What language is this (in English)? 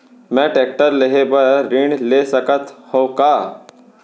Chhattisgarhi